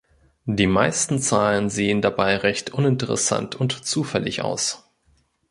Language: German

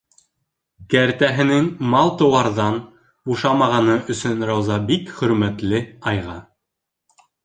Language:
Bashkir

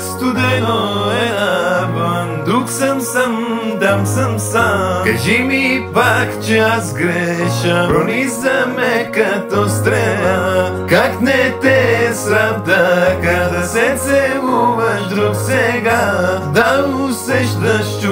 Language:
Romanian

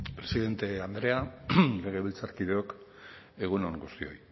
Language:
Basque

